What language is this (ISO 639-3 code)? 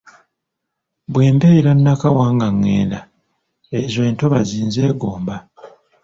lug